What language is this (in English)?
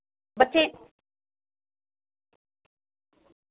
Dogri